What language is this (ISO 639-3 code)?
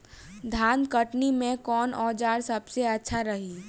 bho